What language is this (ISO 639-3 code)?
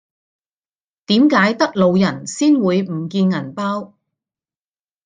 yue